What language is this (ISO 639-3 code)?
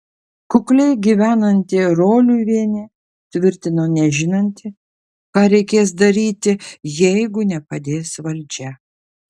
lit